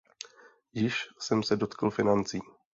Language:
Czech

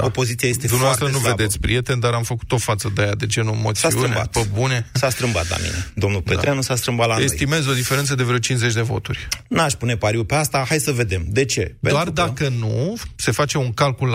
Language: Romanian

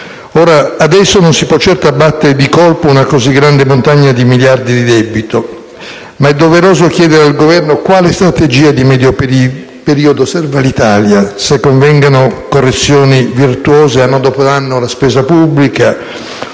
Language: Italian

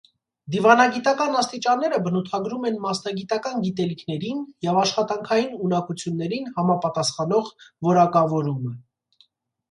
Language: Armenian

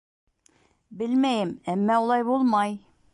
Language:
Bashkir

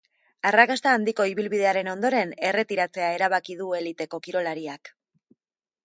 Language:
Basque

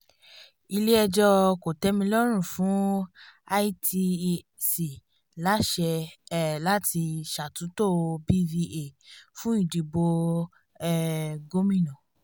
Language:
Yoruba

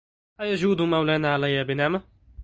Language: Arabic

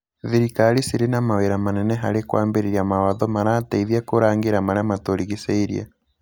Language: Kikuyu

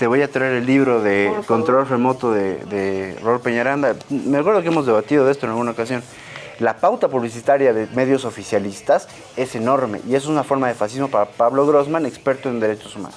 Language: Spanish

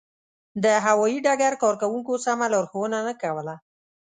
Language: Pashto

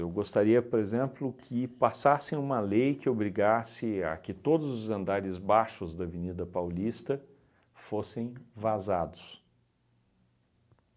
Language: Portuguese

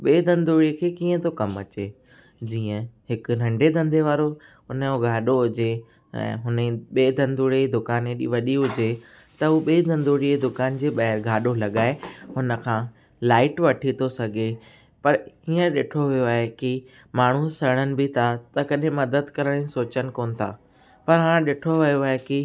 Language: Sindhi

